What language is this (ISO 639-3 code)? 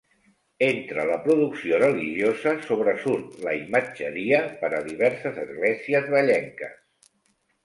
cat